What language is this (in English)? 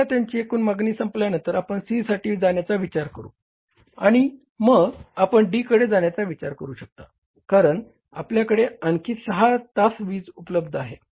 Marathi